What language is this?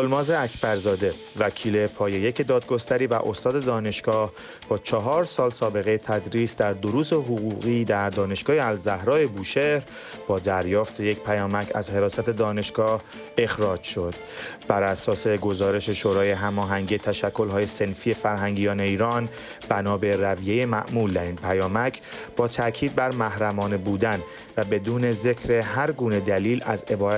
Persian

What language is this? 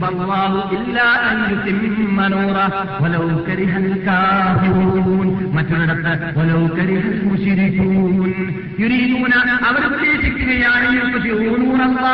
Malayalam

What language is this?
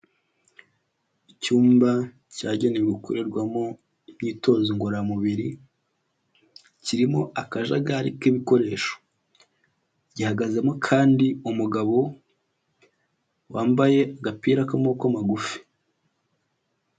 Kinyarwanda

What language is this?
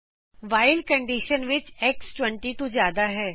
Punjabi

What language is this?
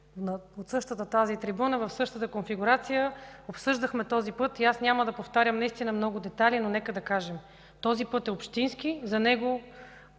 Bulgarian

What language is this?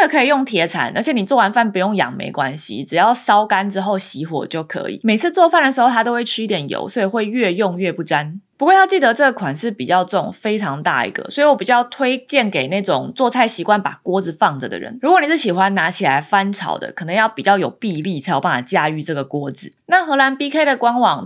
Chinese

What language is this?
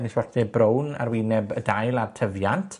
Welsh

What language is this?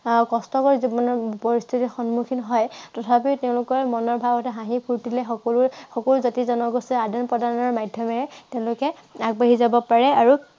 Assamese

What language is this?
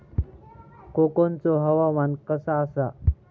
Marathi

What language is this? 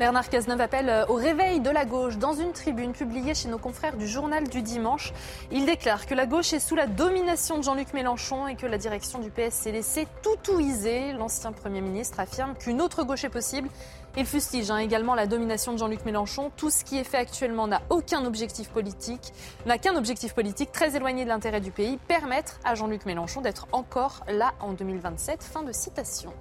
French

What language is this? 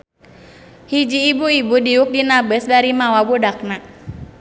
Sundanese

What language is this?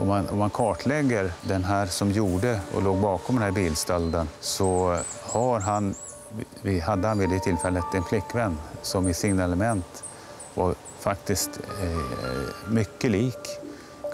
Swedish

